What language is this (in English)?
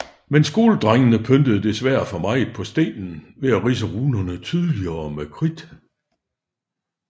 Danish